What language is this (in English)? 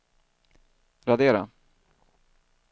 Swedish